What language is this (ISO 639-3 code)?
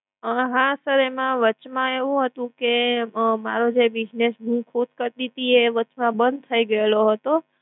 guj